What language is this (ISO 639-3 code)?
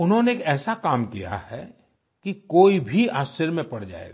hin